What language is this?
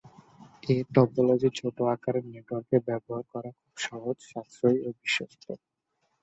Bangla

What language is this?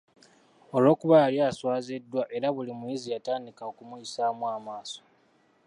Ganda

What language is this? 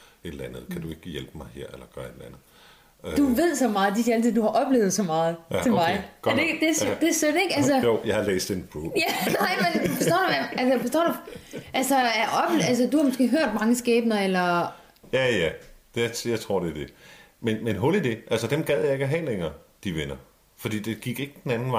Danish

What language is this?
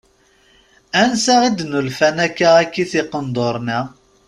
Kabyle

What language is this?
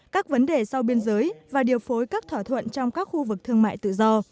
Vietnamese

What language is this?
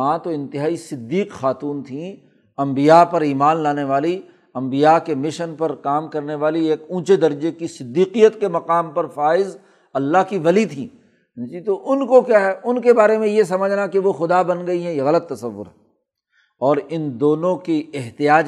Urdu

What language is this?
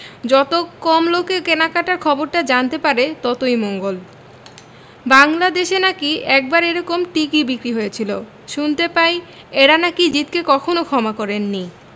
Bangla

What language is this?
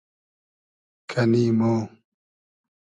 Hazaragi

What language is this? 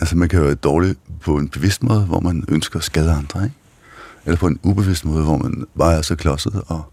Danish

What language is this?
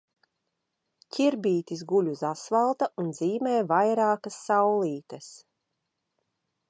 Latvian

